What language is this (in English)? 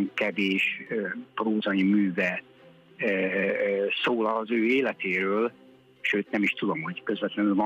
Hungarian